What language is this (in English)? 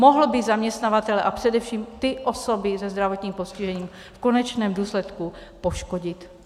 Czech